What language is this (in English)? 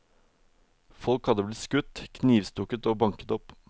Norwegian